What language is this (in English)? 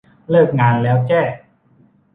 Thai